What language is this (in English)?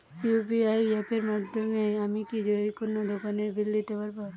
Bangla